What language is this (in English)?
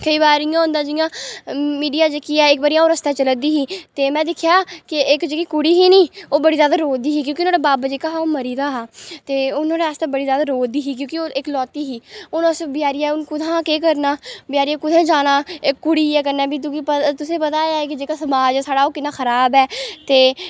Dogri